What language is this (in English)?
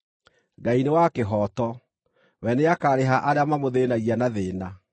Kikuyu